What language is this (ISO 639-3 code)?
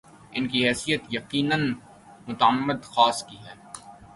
urd